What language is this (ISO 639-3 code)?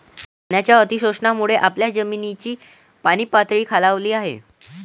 mar